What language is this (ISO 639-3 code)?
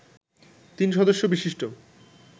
ben